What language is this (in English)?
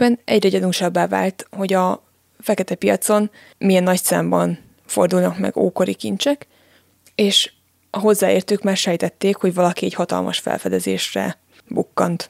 Hungarian